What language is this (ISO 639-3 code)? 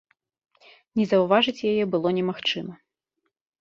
bel